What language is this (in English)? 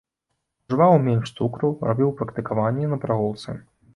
Belarusian